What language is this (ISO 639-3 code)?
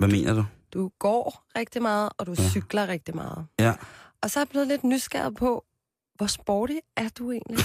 dan